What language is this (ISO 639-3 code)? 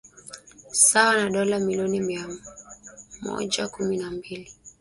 swa